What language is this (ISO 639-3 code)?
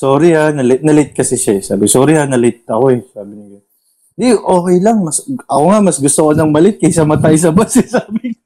fil